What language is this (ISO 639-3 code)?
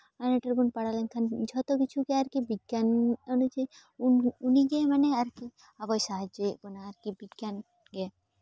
sat